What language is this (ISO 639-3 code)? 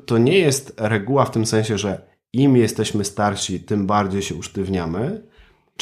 pol